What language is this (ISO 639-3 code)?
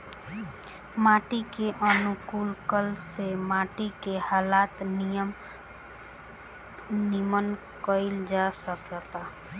bho